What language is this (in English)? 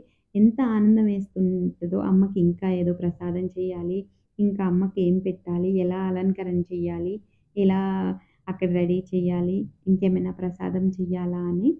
Hindi